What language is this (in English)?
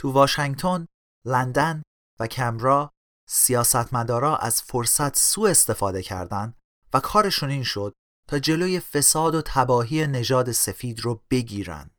Persian